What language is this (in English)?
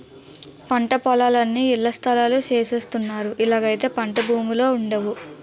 Telugu